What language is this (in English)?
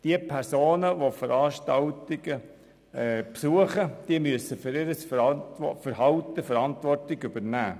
Swiss German